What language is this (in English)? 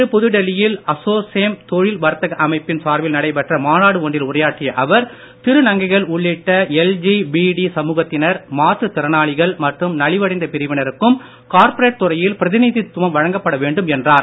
Tamil